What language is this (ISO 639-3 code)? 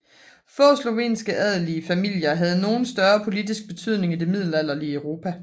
dan